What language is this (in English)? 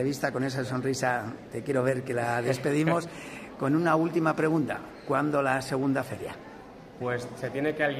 Spanish